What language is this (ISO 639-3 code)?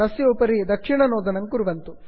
san